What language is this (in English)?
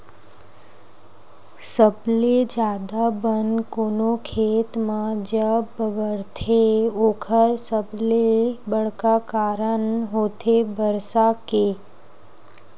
Chhattisgarhi